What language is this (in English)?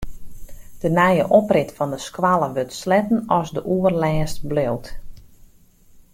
Western Frisian